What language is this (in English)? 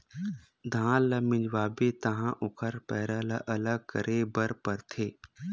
Chhattisgarhi